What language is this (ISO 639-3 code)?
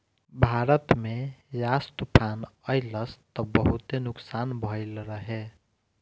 bho